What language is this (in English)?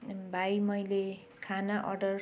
Nepali